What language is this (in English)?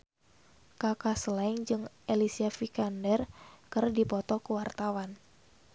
Sundanese